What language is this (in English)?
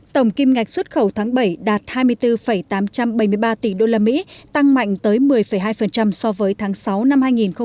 Vietnamese